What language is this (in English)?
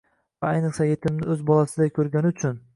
Uzbek